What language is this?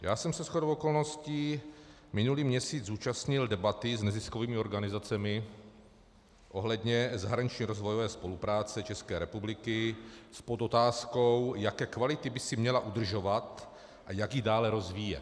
Czech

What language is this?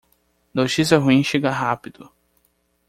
Portuguese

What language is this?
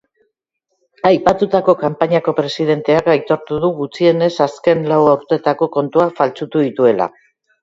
Basque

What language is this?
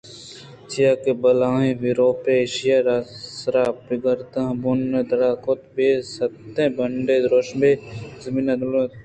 Eastern Balochi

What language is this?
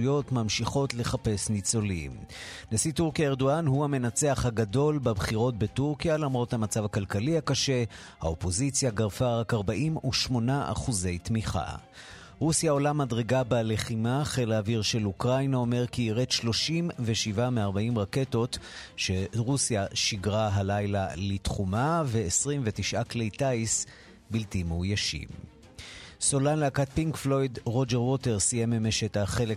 Hebrew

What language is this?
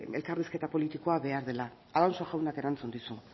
Basque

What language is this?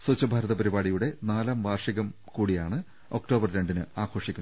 Malayalam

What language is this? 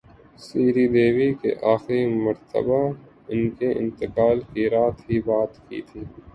Urdu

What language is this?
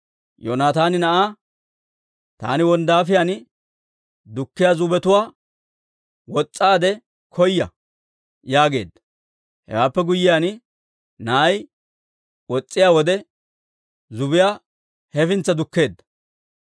Dawro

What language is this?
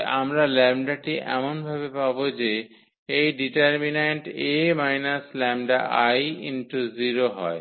Bangla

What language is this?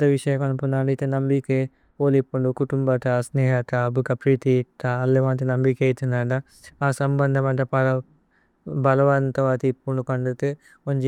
Tulu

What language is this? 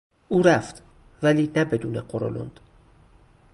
Persian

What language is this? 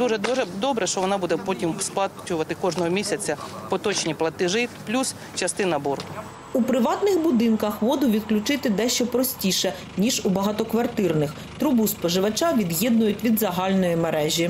Ukrainian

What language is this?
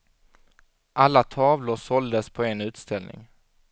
Swedish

